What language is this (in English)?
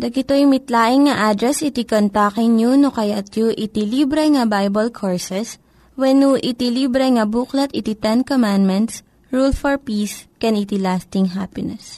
Filipino